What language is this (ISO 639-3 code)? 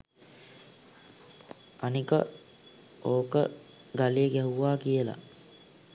sin